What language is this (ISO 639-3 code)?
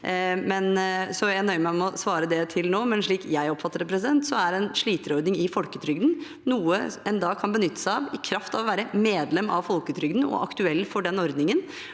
nor